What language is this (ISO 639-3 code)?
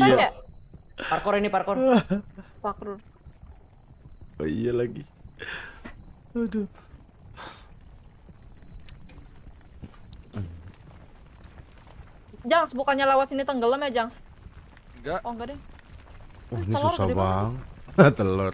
ind